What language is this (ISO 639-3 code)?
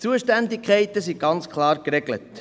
gsw